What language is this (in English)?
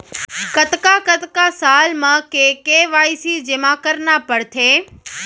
Chhattisgarhi